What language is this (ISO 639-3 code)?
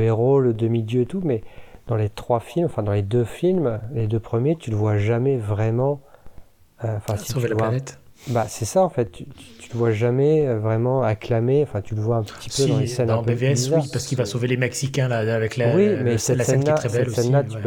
fra